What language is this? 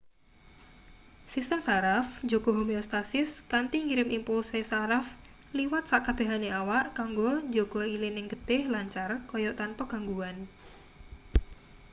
Javanese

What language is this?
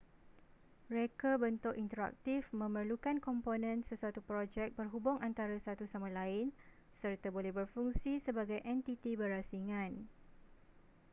Malay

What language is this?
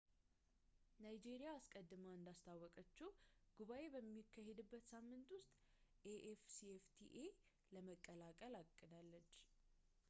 Amharic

